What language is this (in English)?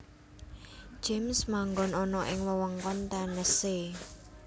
Javanese